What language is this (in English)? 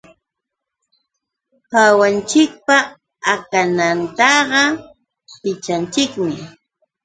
Yauyos Quechua